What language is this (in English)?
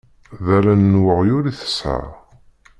Kabyle